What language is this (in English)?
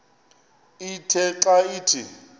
Xhosa